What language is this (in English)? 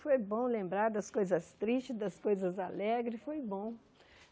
Portuguese